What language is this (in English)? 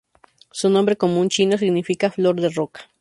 Spanish